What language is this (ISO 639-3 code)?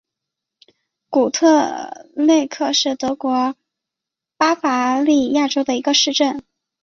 zho